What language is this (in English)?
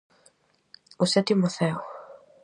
Galician